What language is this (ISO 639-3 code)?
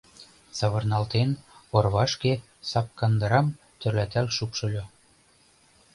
chm